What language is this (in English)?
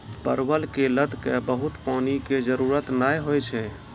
Maithili